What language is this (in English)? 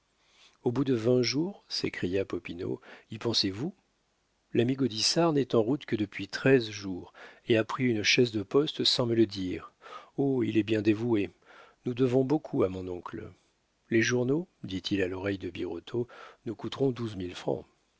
French